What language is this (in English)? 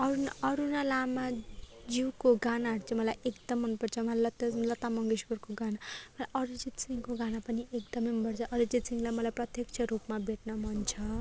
Nepali